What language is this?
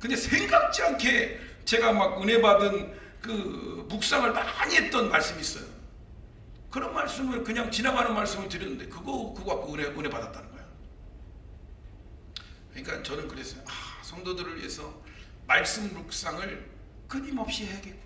Korean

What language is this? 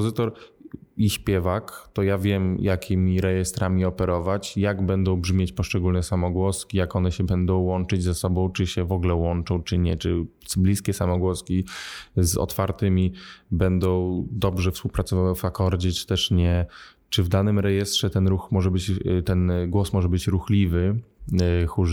Polish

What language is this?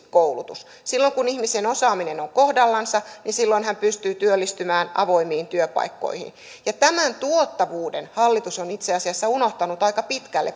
Finnish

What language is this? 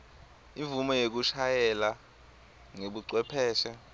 Swati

